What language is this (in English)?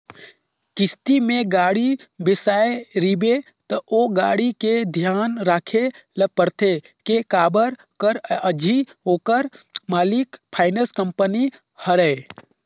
Chhattisgarhi